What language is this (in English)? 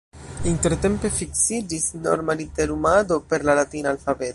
Esperanto